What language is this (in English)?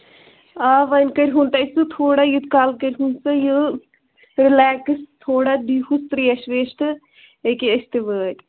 Kashmiri